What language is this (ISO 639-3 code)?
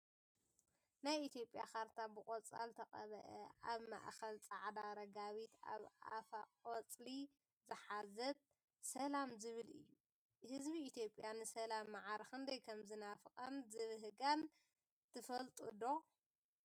tir